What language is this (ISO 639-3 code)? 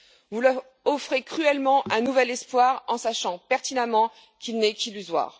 fra